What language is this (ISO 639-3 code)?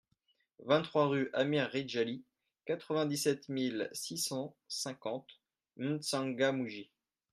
fra